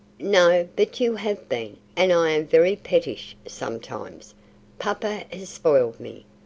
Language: English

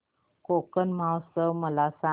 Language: Marathi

